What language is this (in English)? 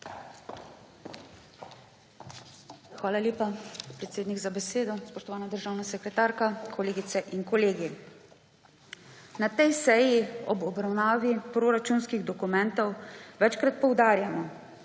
Slovenian